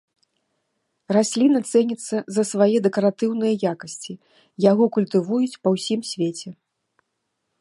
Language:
Belarusian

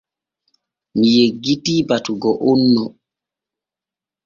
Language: Borgu Fulfulde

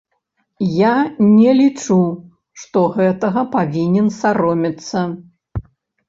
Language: Belarusian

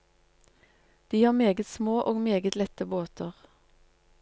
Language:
Norwegian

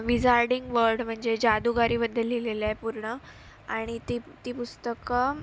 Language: Marathi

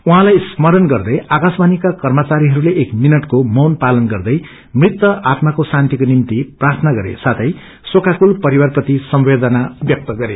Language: Nepali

